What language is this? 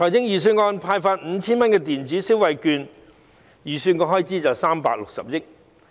Cantonese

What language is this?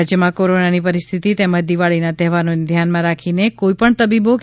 Gujarati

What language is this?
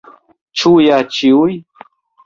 Esperanto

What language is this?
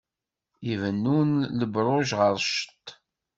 Kabyle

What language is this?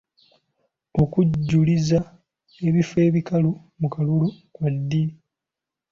Ganda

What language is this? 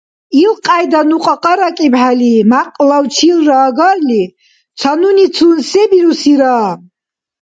Dargwa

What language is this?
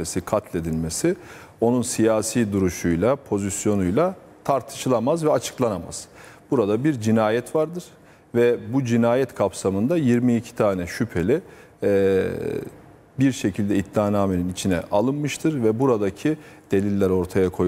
Turkish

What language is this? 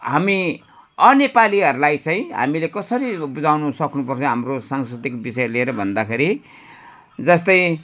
Nepali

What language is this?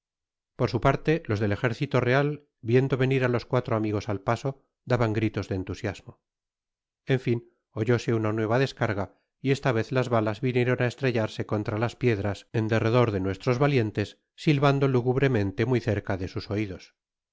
Spanish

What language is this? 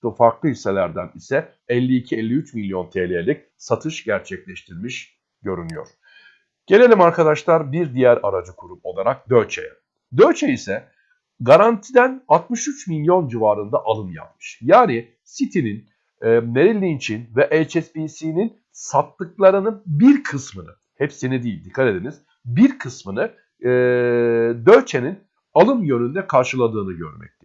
Turkish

